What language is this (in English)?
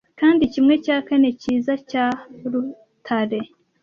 Kinyarwanda